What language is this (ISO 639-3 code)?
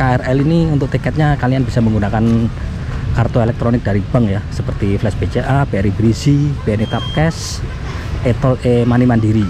ind